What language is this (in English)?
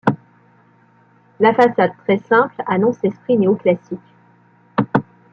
French